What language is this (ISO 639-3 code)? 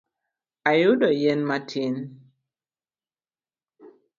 luo